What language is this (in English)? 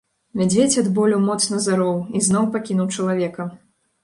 Belarusian